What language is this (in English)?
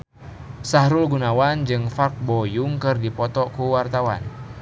Sundanese